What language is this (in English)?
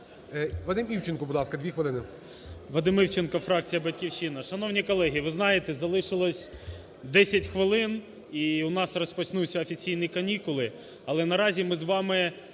Ukrainian